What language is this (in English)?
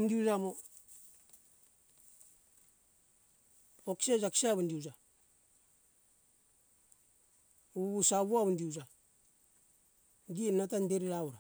Hunjara-Kaina Ke